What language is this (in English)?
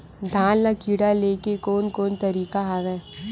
Chhattisgarhi